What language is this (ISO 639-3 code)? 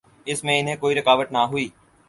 urd